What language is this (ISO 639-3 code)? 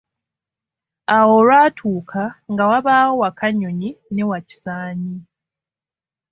lug